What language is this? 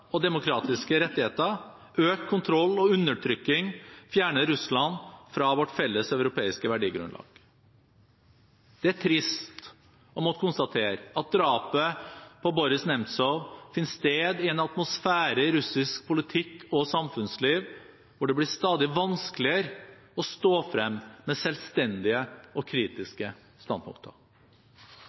Norwegian Bokmål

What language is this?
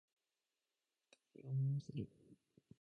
Japanese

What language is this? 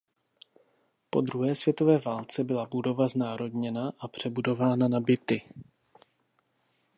Czech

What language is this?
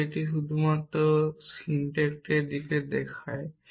Bangla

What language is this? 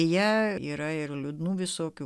Lithuanian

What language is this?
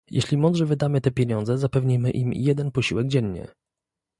Polish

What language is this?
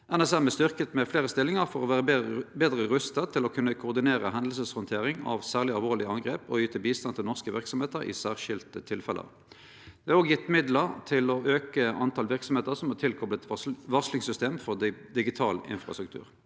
Norwegian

